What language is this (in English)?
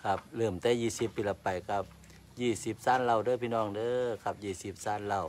Thai